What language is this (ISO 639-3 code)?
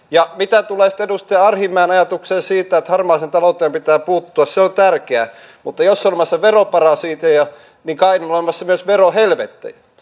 fin